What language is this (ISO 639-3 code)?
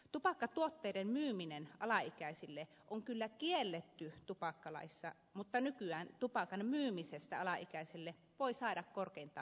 fin